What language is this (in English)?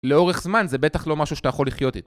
Hebrew